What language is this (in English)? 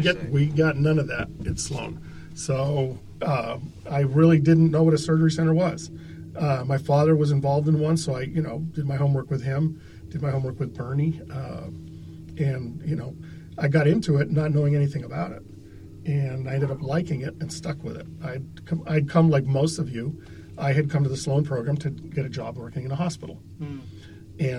English